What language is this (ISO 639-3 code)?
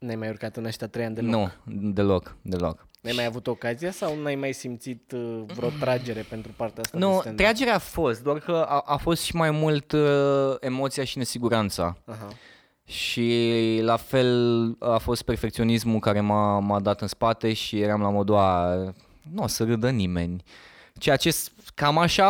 ron